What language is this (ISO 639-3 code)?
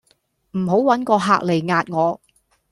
yue